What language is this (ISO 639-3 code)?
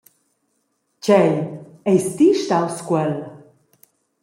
roh